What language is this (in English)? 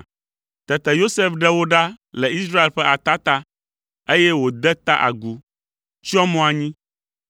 Ewe